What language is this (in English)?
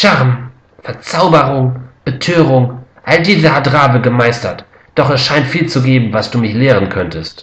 German